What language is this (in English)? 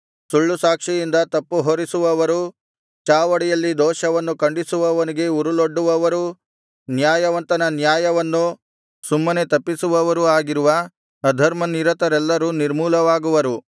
Kannada